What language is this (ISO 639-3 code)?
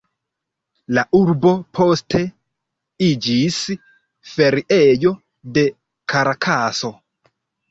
epo